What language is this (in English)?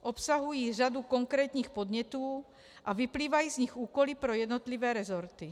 Czech